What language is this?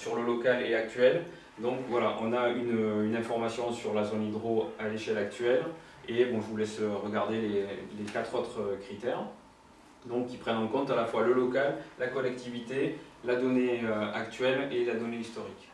French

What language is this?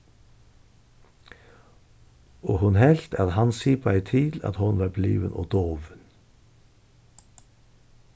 Faroese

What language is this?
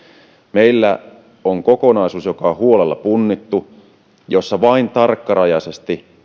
Finnish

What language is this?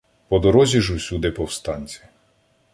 Ukrainian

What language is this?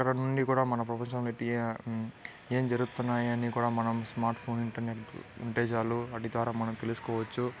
Telugu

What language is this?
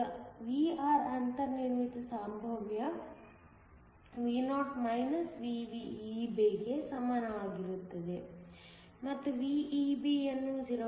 Kannada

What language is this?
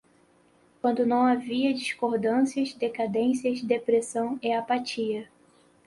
Portuguese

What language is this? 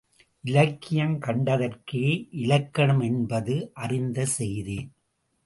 Tamil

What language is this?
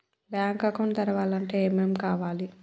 Telugu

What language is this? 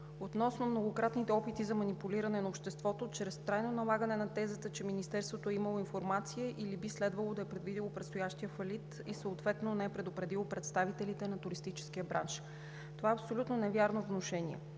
Bulgarian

